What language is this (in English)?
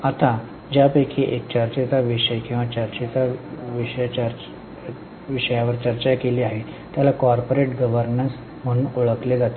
Marathi